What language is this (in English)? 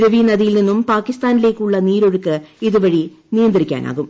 Malayalam